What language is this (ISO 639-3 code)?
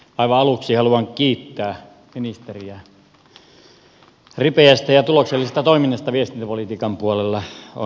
fin